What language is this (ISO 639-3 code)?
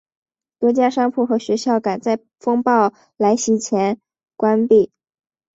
zho